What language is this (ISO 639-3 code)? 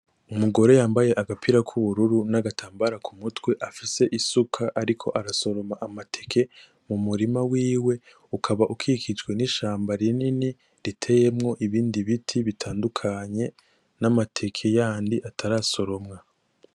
run